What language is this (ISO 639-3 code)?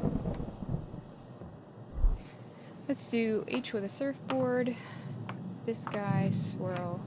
eng